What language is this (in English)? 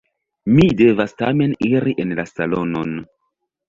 Esperanto